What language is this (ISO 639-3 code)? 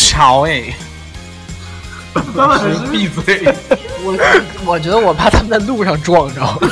zho